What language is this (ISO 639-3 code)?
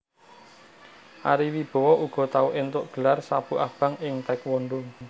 jav